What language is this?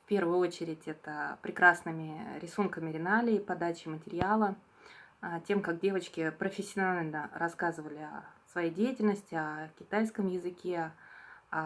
Russian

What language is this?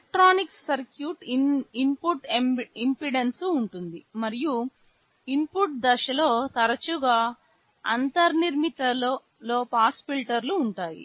Telugu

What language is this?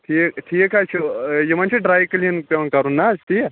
Kashmiri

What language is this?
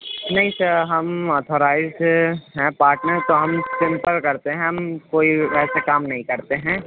Urdu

